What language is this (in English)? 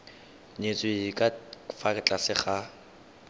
Tswana